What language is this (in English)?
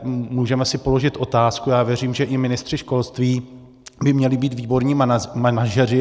Czech